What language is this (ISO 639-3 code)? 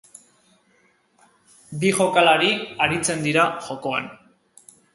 eus